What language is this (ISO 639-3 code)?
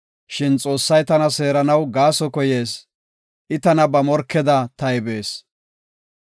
gof